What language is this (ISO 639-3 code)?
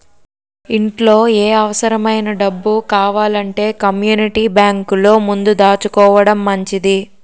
tel